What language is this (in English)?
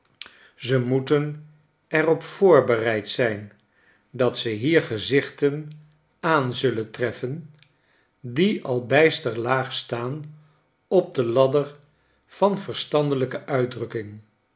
Dutch